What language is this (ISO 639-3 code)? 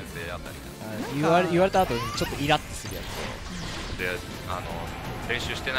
jpn